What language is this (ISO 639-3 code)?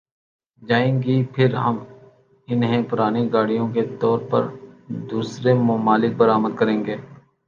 urd